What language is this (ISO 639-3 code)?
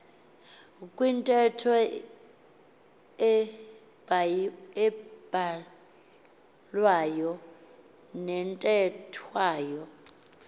xho